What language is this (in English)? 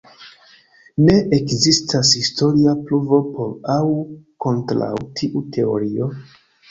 Esperanto